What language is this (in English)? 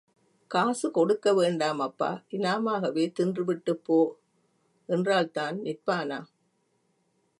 Tamil